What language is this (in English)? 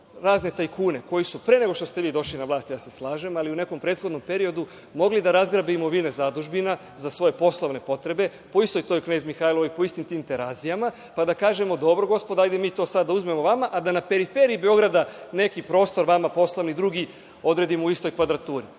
Serbian